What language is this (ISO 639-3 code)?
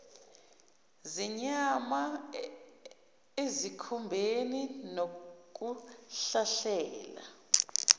zul